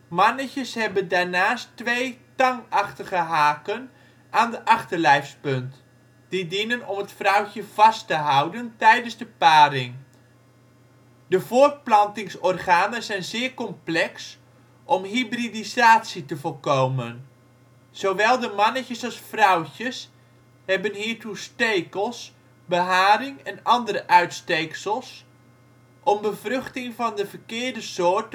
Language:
Dutch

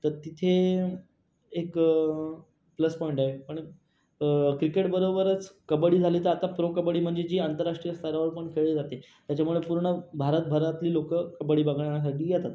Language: Marathi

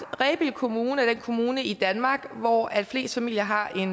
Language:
Danish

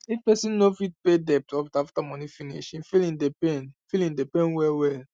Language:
Nigerian Pidgin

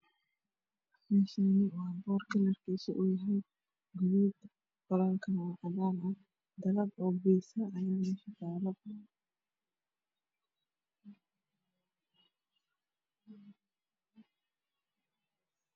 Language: Somali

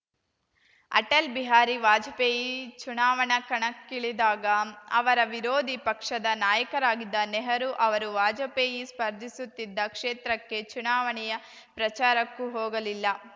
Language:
Kannada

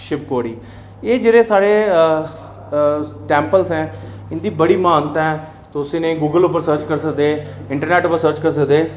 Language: Dogri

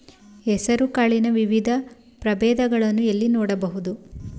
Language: Kannada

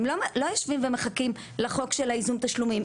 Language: Hebrew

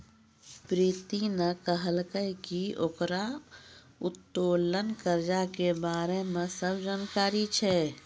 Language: Maithili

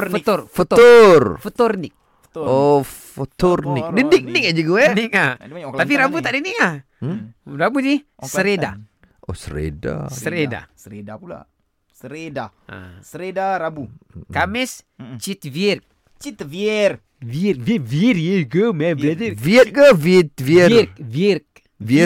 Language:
Malay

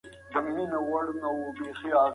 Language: Pashto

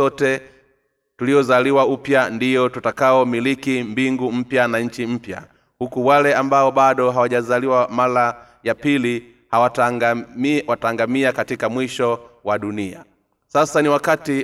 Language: Swahili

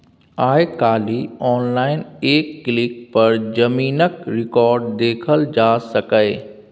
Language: Maithili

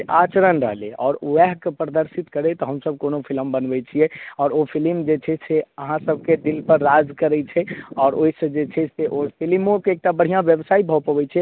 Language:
Maithili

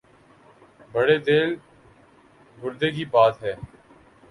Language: Urdu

